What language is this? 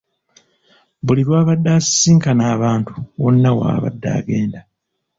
Ganda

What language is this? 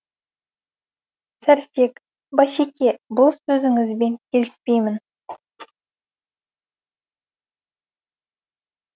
Kazakh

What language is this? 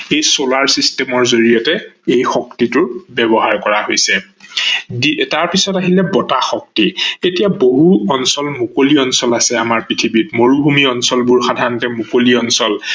Assamese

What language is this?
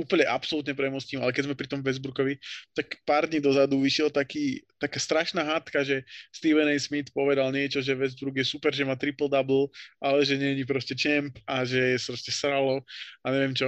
Slovak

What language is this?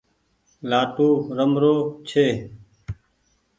Goaria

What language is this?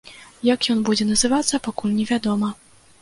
Belarusian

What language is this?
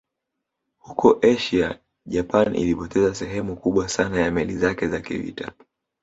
Swahili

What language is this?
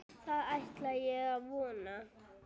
Icelandic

